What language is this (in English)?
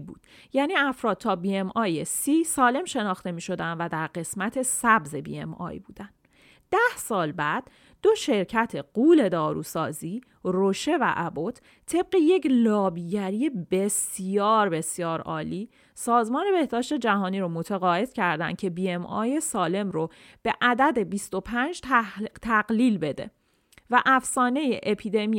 Persian